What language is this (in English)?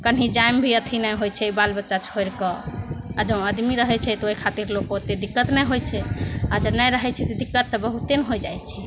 Maithili